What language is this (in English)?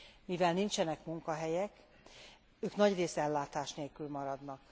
Hungarian